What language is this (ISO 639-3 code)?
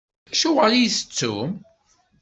kab